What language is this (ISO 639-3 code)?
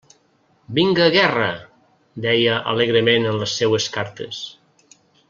cat